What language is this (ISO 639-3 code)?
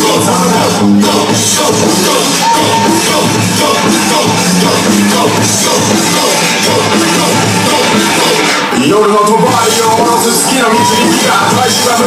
ell